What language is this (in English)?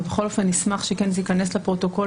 Hebrew